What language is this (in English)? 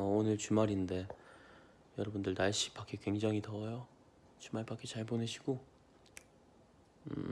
Korean